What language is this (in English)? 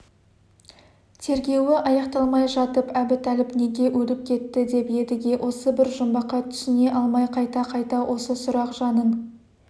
Kazakh